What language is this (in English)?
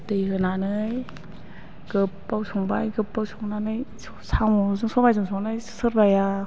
Bodo